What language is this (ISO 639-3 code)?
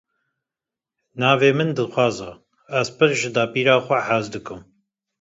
kur